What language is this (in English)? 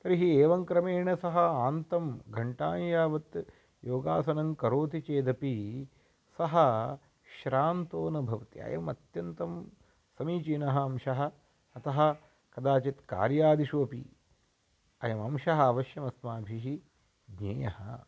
Sanskrit